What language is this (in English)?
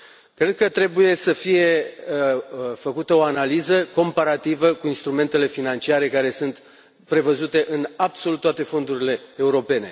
Romanian